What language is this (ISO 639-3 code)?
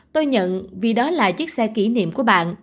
vie